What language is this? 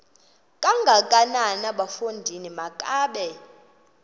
Xhosa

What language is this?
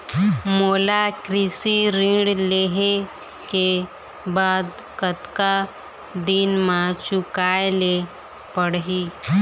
Chhattisgarhi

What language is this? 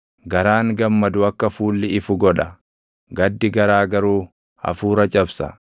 Oromo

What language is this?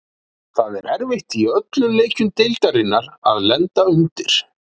Icelandic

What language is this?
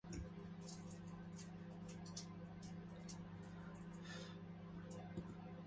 Korean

